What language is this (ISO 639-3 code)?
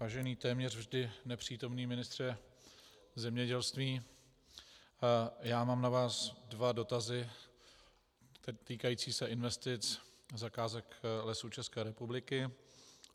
ces